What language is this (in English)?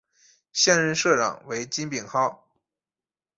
Chinese